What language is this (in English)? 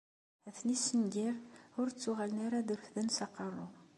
Kabyle